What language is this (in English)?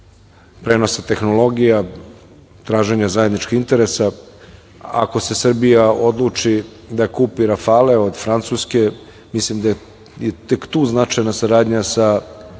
Serbian